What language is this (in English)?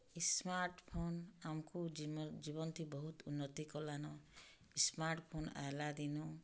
Odia